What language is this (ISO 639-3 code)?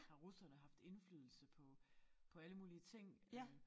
dan